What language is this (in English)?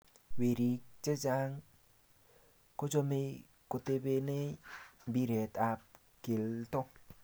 Kalenjin